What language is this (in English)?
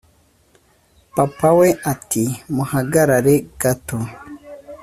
Kinyarwanda